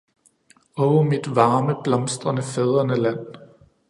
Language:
Danish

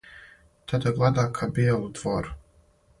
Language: Serbian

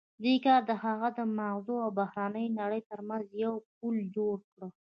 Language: Pashto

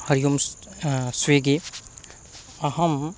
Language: Sanskrit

